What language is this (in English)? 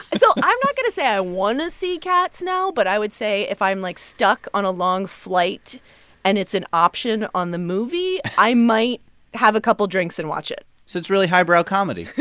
English